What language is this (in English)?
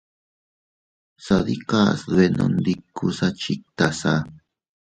Teutila Cuicatec